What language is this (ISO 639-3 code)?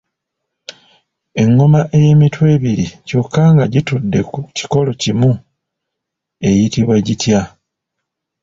lug